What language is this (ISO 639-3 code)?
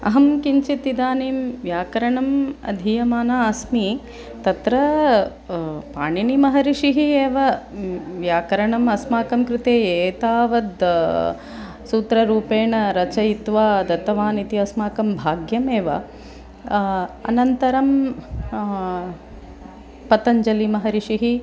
san